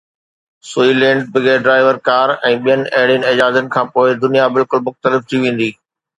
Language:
Sindhi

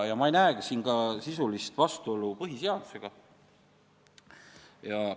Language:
Estonian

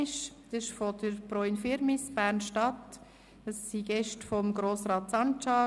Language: Swiss German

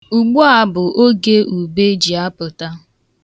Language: Igbo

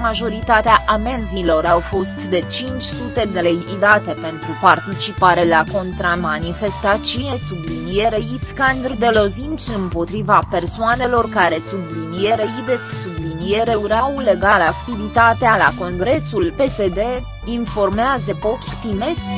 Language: Romanian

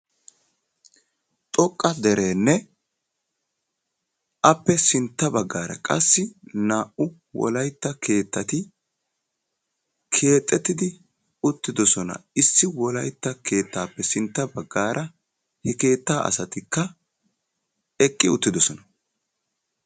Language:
Wolaytta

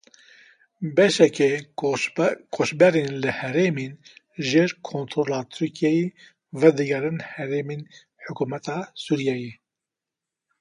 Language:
Kurdish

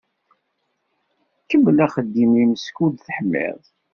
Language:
Kabyle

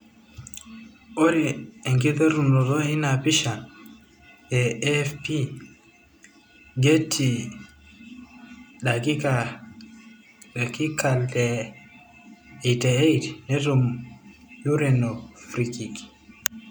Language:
Masai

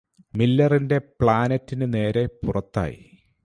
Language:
Malayalam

